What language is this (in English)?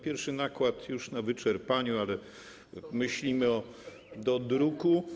Polish